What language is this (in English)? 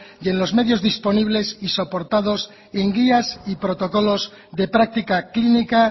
Spanish